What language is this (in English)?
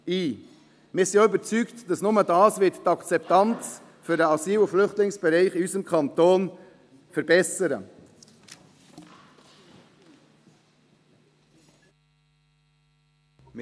Swiss German